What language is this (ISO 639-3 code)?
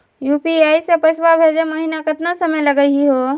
mag